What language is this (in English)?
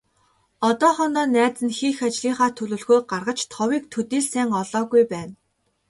Mongolian